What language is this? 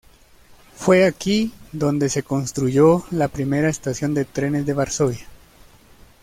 Spanish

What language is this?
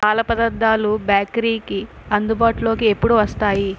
Telugu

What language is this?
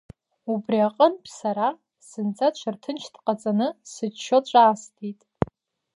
Abkhazian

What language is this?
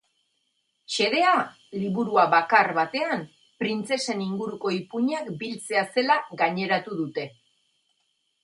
Basque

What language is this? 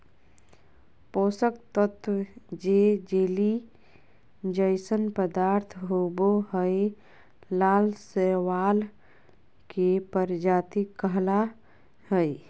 Magahi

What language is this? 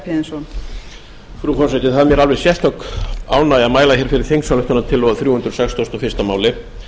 Icelandic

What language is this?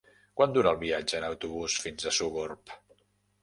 Catalan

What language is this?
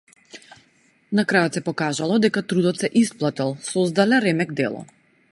Macedonian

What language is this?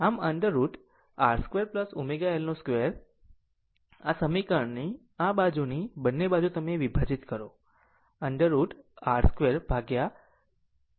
Gujarati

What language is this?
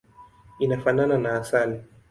Swahili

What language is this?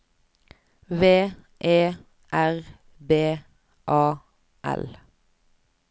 Norwegian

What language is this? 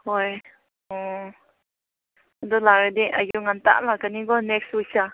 Manipuri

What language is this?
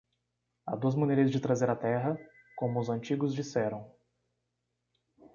Portuguese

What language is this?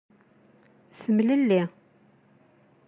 Kabyle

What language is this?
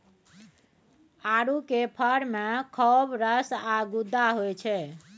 Maithili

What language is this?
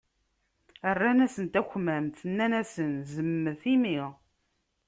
Kabyle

